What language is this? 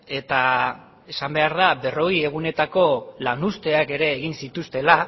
Basque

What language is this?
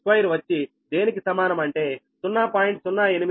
Telugu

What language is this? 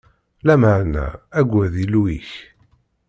Kabyle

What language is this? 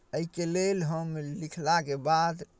Maithili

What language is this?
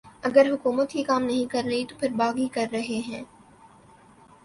Urdu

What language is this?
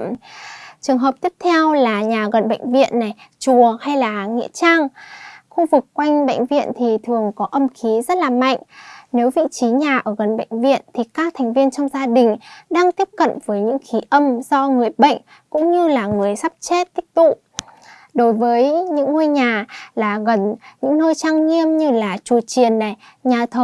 Vietnamese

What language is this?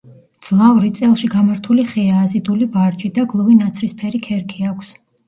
Georgian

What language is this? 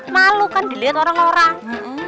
Indonesian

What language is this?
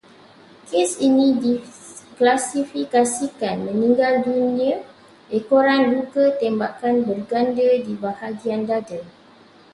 Malay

